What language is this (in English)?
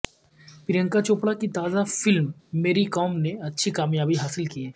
Urdu